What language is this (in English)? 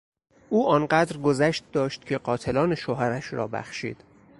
Persian